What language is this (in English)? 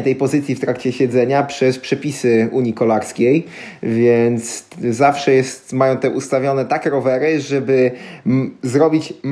Polish